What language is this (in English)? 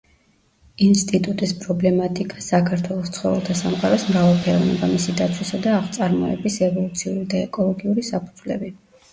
Georgian